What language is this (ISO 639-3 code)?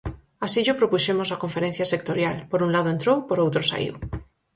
glg